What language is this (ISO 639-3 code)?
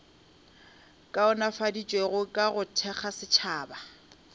nso